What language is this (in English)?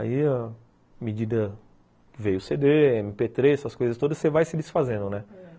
Portuguese